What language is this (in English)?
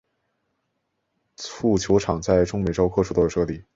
Chinese